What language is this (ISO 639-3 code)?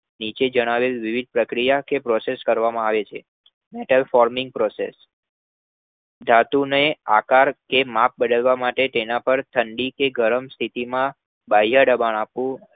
guj